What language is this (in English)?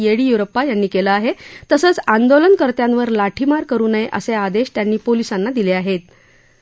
Marathi